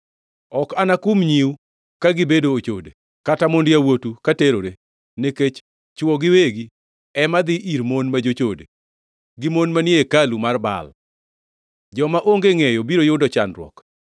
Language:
Luo (Kenya and Tanzania)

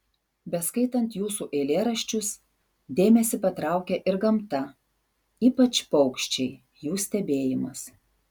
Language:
Lithuanian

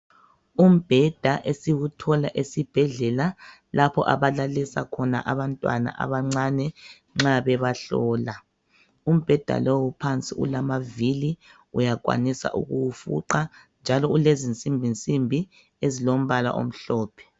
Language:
North Ndebele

